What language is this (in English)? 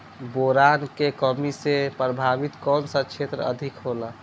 Bhojpuri